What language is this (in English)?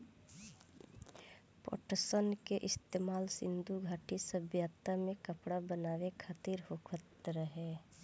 Bhojpuri